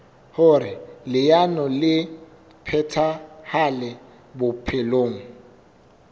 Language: Southern Sotho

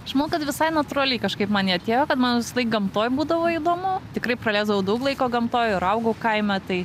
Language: Lithuanian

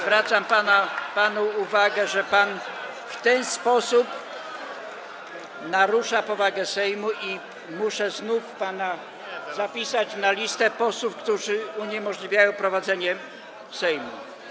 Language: Polish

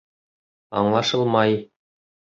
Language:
Bashkir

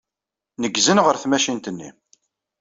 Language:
Kabyle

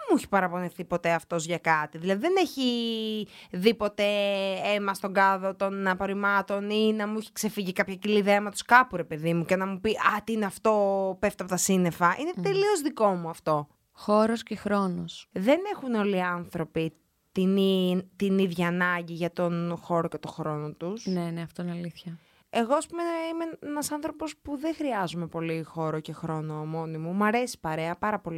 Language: Greek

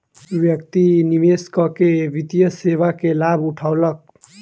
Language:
Maithili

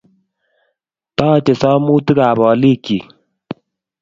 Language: Kalenjin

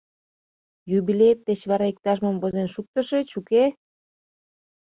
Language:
Mari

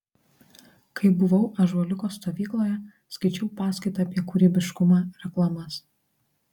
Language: Lithuanian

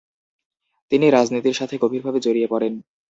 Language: Bangla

